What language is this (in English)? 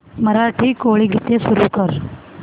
Marathi